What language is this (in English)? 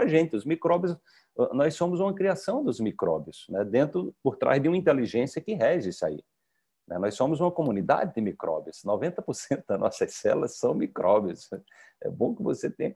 Portuguese